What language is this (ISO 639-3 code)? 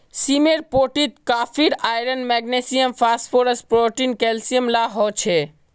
mag